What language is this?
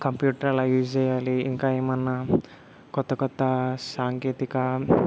Telugu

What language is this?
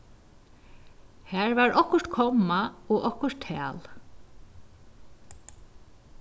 Faroese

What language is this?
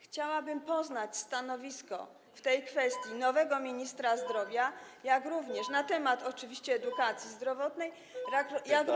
Polish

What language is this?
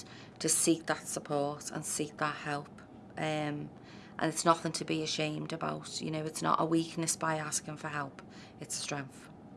English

